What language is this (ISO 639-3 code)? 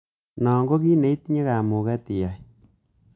kln